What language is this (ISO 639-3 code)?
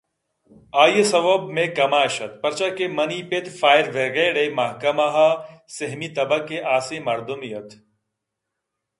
bgp